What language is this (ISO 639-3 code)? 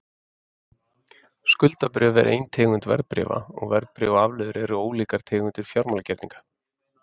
isl